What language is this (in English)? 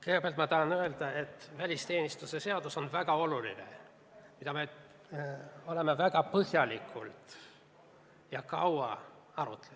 Estonian